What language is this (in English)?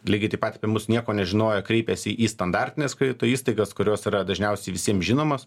Lithuanian